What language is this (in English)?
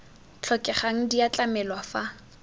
Tswana